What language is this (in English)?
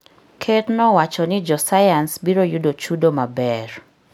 Luo (Kenya and Tanzania)